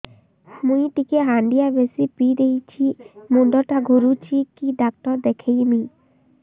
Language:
Odia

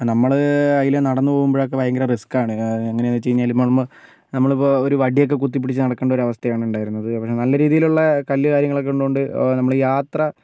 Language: Malayalam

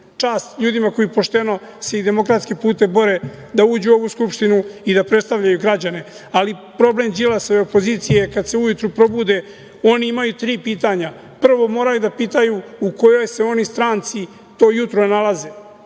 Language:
Serbian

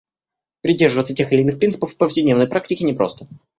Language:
Russian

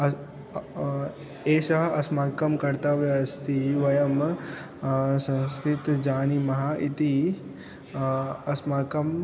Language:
Sanskrit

